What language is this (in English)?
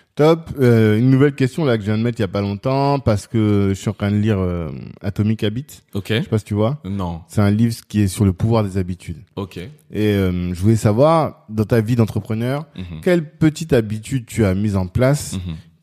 French